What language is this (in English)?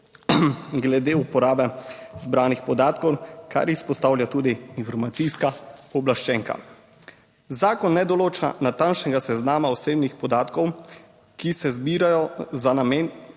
Slovenian